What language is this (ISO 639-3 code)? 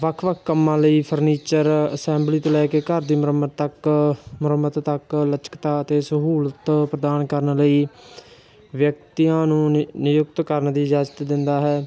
pan